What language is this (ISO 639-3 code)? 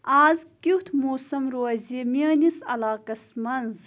kas